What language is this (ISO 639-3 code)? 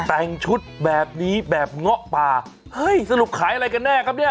tha